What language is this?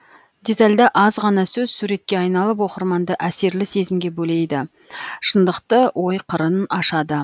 Kazakh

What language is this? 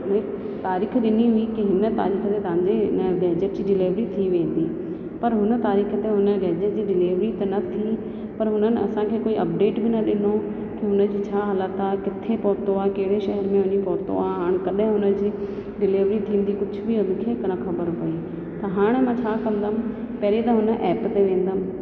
Sindhi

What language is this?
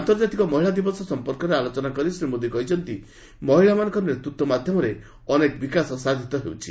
Odia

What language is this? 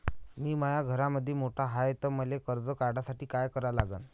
Marathi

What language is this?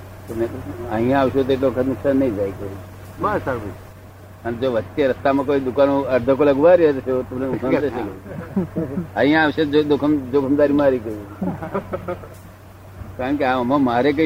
Gujarati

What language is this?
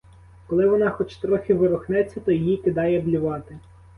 Ukrainian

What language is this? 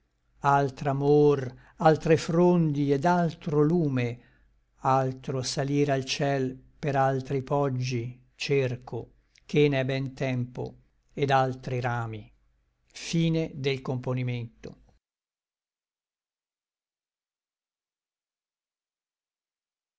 Italian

